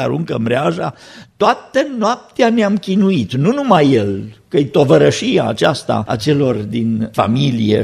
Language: Romanian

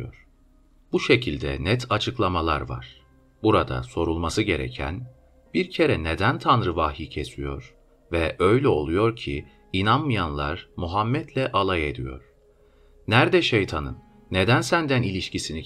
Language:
Turkish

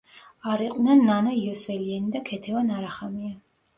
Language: Georgian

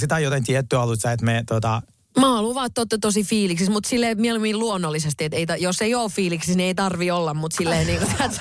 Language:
Finnish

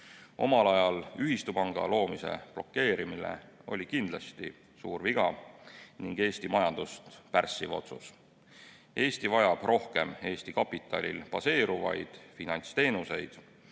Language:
Estonian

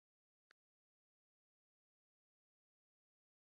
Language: Arabic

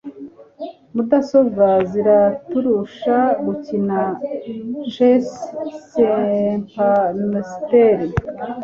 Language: Kinyarwanda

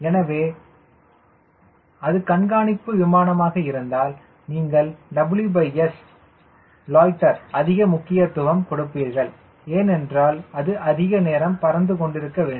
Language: Tamil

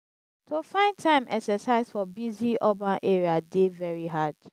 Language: Nigerian Pidgin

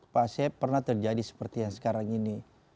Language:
Indonesian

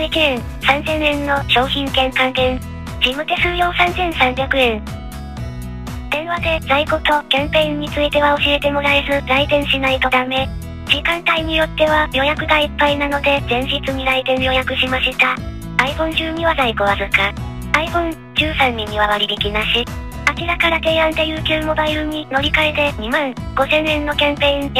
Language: Japanese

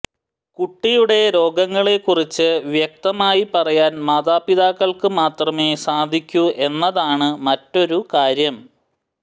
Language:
Malayalam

